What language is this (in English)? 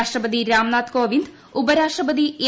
Malayalam